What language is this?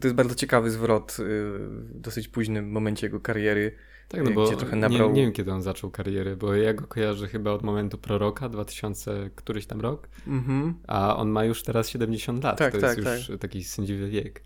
Polish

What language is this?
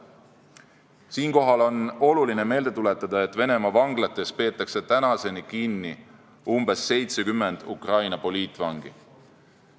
Estonian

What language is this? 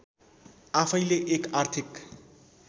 Nepali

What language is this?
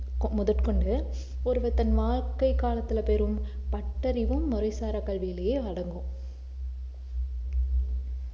Tamil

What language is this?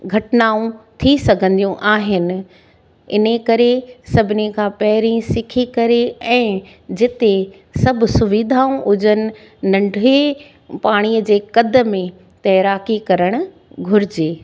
Sindhi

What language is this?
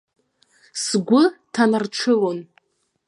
Abkhazian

